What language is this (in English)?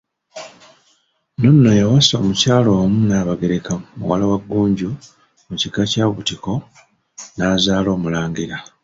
Ganda